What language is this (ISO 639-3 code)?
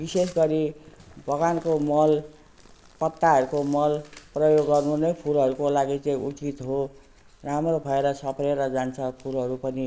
nep